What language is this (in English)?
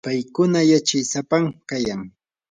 Yanahuanca Pasco Quechua